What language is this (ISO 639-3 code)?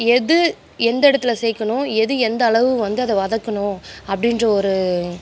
tam